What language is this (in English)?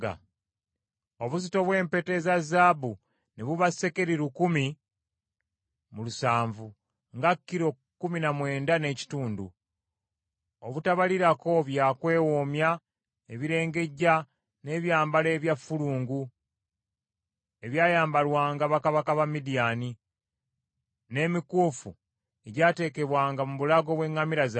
Ganda